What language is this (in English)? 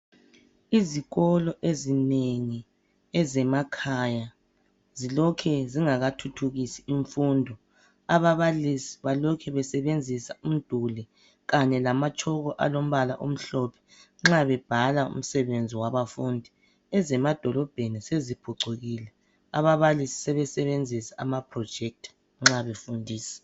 North Ndebele